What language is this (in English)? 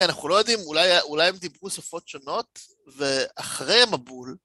Hebrew